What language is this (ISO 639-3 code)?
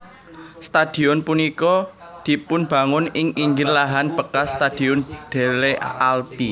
jav